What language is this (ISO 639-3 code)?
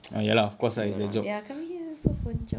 eng